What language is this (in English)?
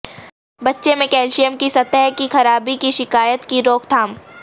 Urdu